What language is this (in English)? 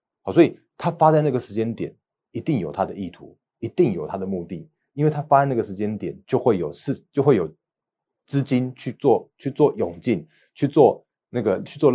Chinese